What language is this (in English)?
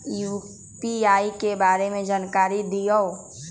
Magahi